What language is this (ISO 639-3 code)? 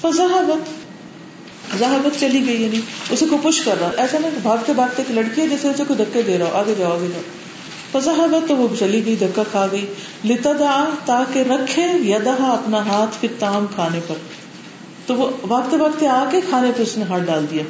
urd